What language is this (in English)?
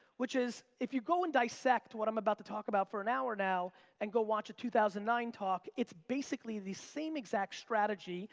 English